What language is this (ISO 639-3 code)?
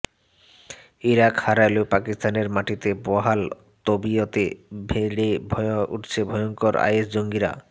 ben